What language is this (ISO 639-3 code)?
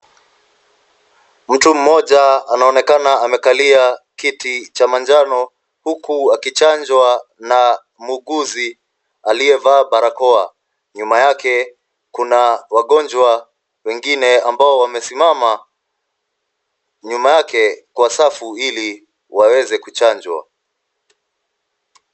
swa